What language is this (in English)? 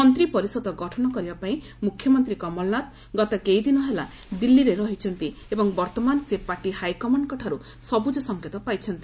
Odia